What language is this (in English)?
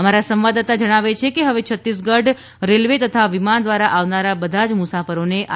Gujarati